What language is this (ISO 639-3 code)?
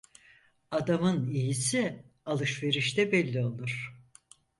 tur